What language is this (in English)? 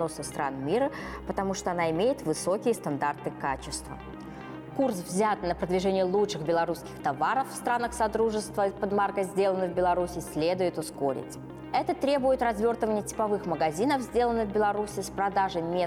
Russian